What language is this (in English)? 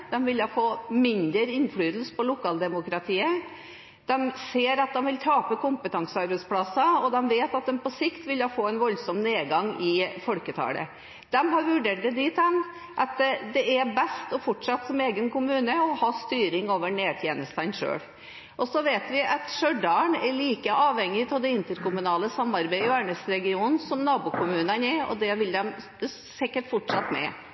Norwegian Bokmål